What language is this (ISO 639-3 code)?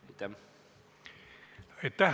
est